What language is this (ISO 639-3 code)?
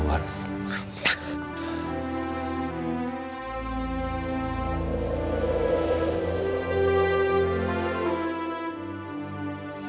ind